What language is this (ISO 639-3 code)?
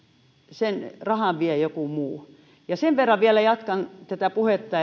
fin